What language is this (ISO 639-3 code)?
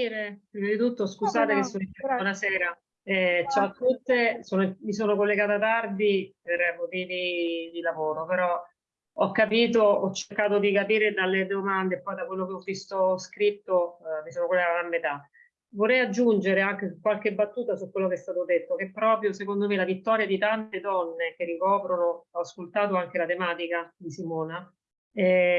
ita